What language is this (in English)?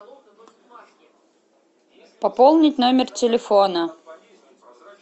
Russian